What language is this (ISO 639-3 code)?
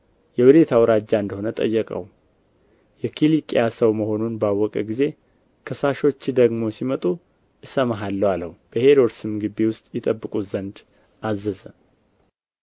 amh